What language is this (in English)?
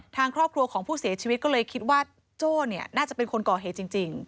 Thai